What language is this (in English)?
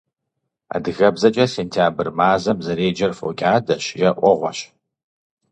Kabardian